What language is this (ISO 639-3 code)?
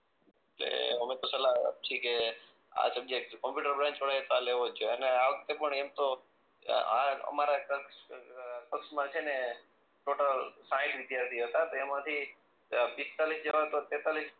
guj